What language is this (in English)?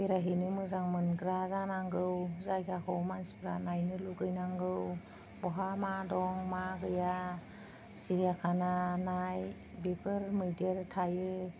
Bodo